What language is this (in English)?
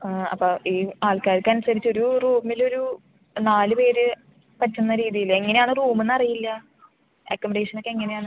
Malayalam